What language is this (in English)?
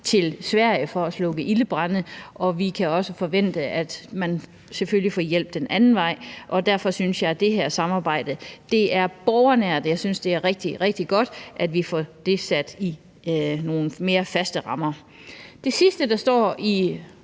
Danish